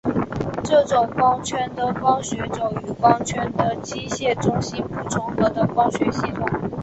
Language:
Chinese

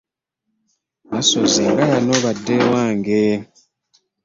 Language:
Ganda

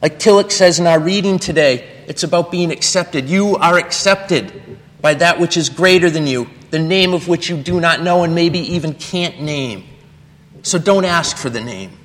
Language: English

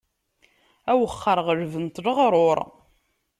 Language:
Kabyle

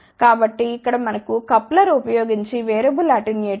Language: Telugu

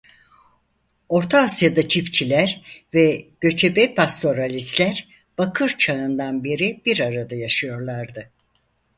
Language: Turkish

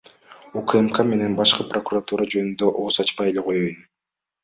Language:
Kyrgyz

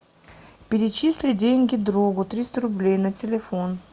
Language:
Russian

